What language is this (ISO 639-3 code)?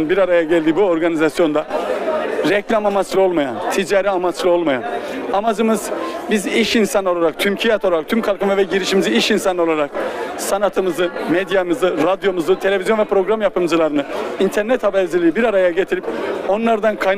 tur